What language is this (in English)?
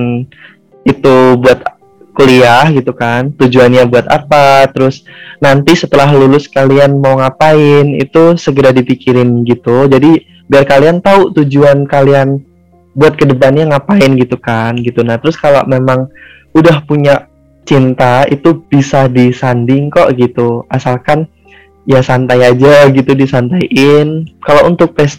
Indonesian